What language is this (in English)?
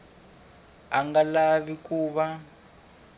Tsonga